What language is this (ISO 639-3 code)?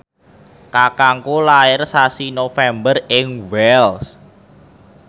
jav